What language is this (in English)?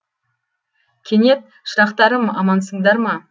Kazakh